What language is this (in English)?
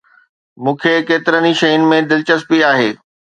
Sindhi